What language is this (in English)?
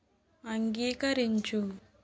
Telugu